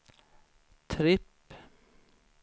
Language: Swedish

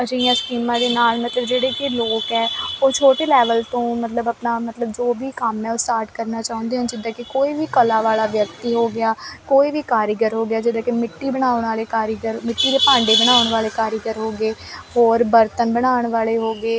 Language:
Punjabi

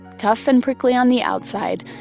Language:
English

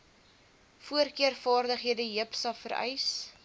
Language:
Afrikaans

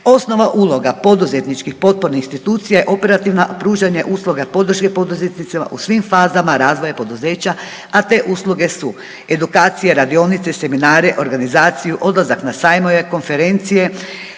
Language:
Croatian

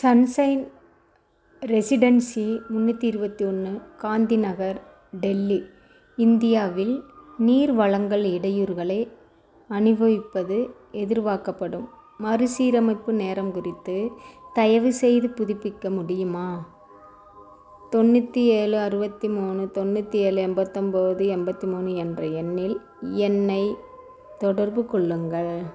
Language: Tamil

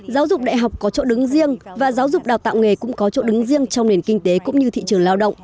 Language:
Vietnamese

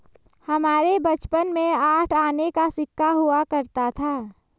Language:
Hindi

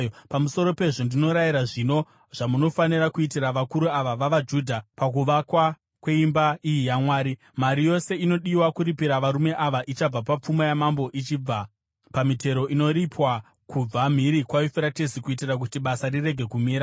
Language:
Shona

